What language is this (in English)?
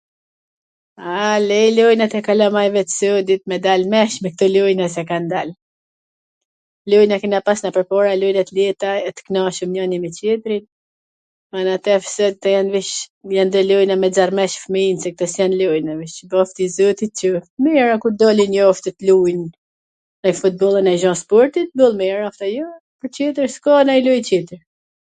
Gheg Albanian